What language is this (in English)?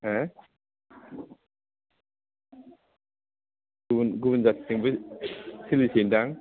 Bodo